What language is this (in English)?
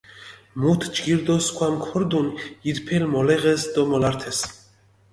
Mingrelian